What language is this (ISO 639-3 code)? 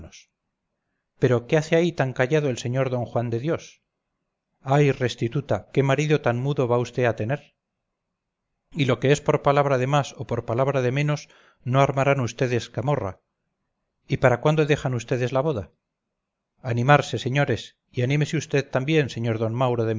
spa